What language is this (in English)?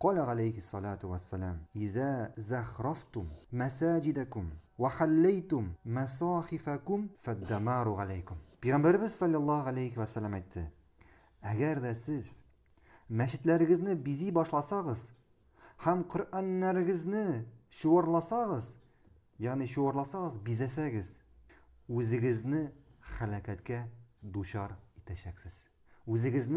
Arabic